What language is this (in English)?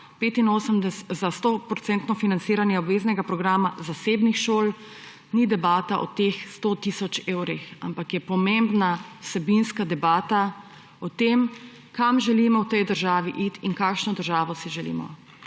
Slovenian